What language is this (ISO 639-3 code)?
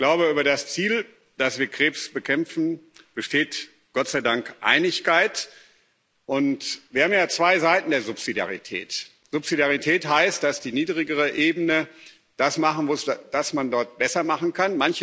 deu